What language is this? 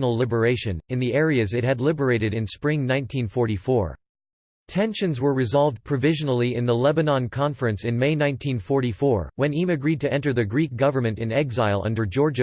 English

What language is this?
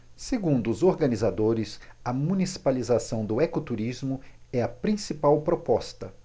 Portuguese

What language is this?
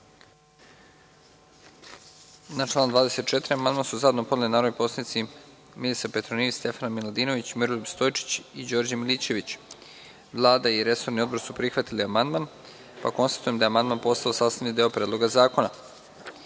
Serbian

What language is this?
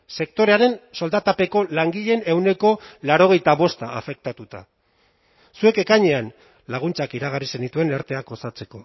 Basque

